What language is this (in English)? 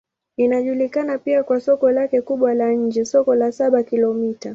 Swahili